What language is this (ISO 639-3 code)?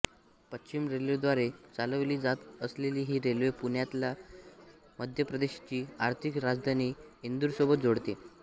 mar